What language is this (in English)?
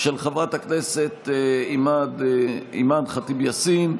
Hebrew